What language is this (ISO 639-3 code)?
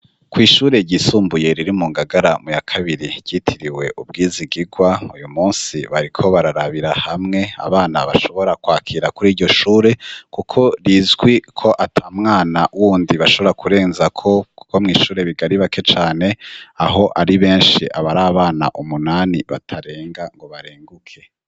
run